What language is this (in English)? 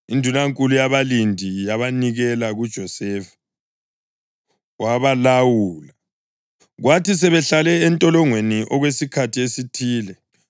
North Ndebele